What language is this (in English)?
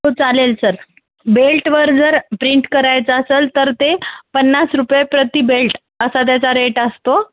Marathi